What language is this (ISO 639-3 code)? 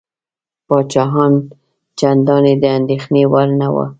pus